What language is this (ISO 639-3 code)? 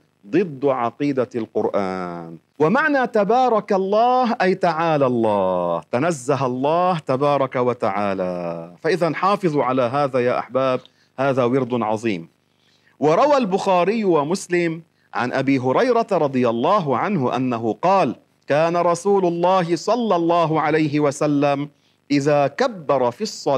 ara